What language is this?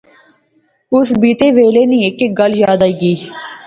Pahari-Potwari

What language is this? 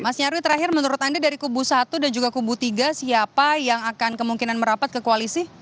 Indonesian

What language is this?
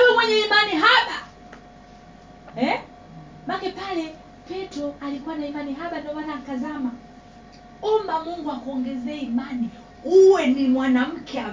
Swahili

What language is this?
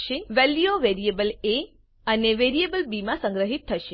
Gujarati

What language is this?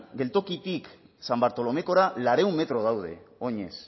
Basque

